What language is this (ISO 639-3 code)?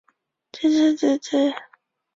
zho